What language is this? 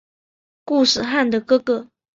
Chinese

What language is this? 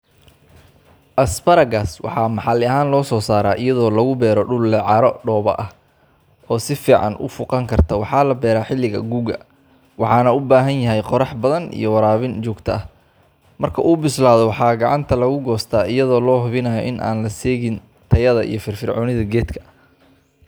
Somali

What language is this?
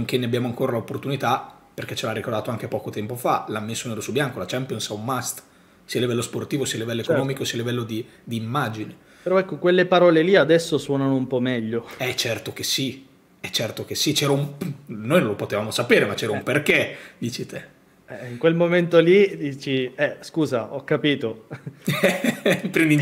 Italian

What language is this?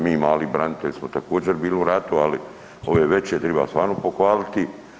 Croatian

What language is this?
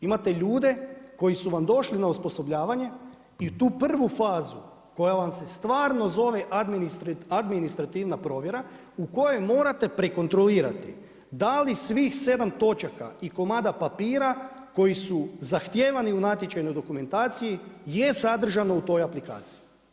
Croatian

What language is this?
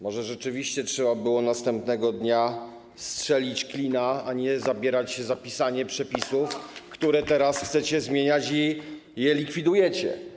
Polish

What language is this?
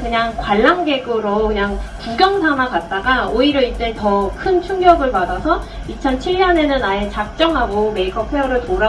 Korean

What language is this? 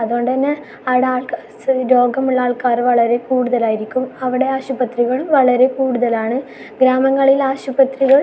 Malayalam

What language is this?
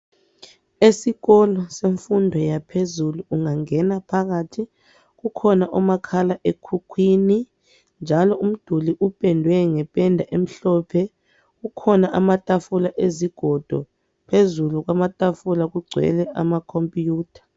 North Ndebele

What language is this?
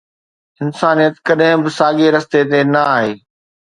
Sindhi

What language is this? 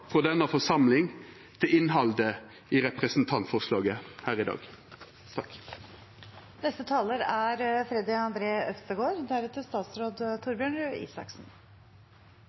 Norwegian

